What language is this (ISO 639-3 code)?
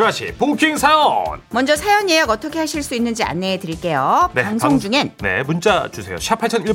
kor